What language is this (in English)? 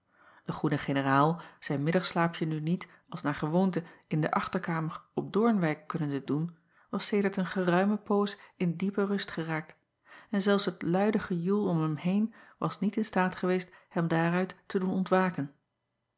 Dutch